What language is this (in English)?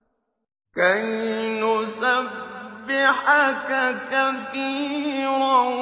Arabic